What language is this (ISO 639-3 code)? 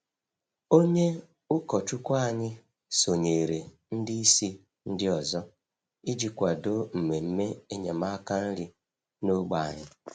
ibo